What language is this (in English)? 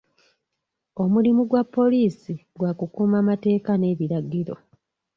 Ganda